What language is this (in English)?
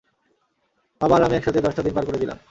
Bangla